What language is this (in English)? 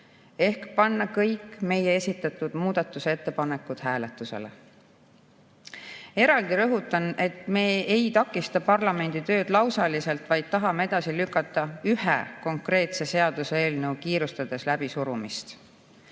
Estonian